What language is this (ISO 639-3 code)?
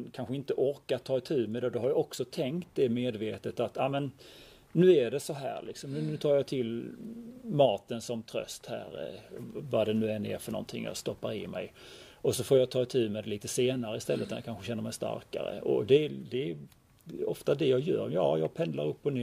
swe